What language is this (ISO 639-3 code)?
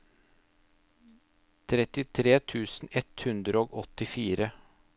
nor